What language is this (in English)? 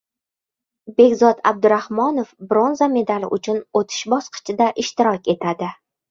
Uzbek